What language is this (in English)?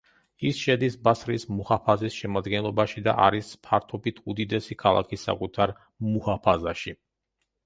Georgian